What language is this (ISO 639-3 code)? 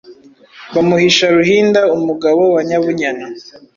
kin